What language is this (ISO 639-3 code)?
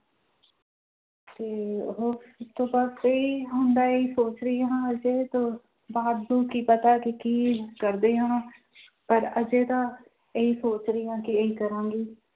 pan